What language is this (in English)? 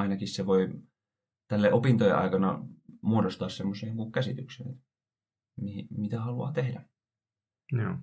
Finnish